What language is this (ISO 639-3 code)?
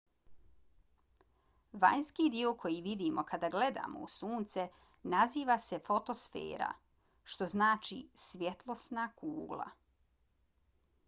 bos